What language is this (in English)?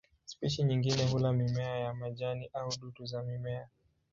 Swahili